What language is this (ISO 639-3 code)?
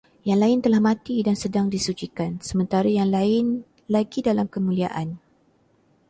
msa